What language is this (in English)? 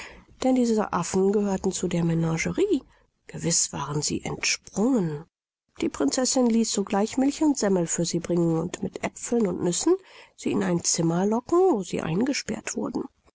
German